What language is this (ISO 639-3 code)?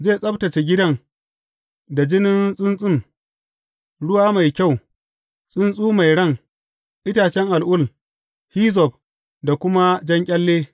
hau